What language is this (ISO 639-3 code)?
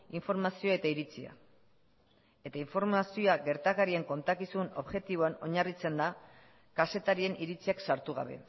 eus